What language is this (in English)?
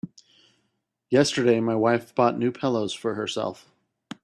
English